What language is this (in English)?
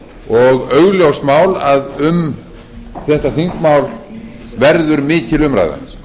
Icelandic